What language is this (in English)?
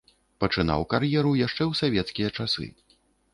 Belarusian